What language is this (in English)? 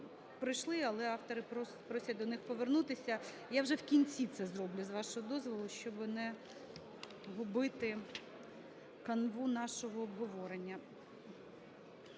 Ukrainian